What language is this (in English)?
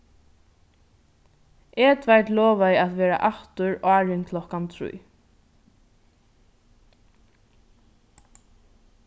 Faroese